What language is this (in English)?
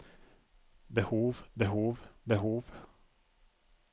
Norwegian